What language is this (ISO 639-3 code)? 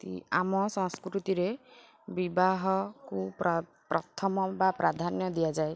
ori